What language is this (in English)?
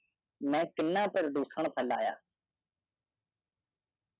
Punjabi